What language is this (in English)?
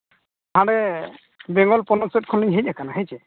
Santali